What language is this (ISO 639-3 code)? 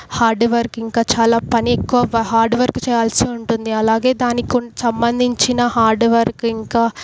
tel